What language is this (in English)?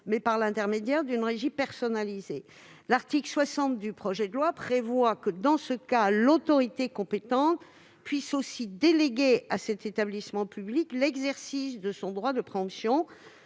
French